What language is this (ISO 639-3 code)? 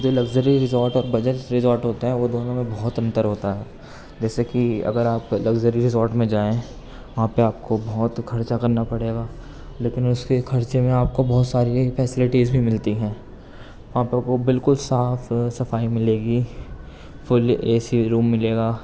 urd